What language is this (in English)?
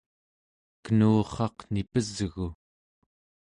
Central Yupik